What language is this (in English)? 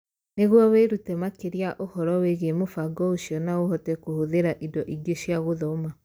Kikuyu